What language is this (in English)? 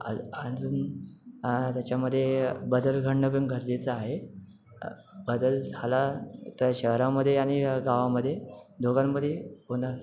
Marathi